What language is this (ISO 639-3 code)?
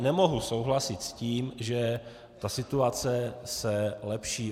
ces